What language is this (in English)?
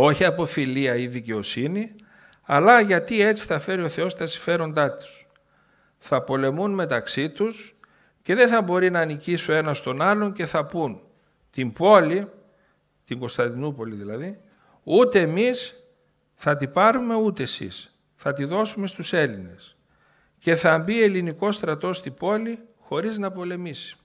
Greek